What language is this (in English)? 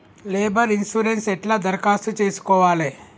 Telugu